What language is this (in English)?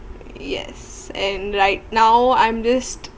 English